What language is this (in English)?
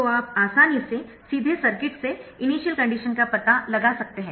Hindi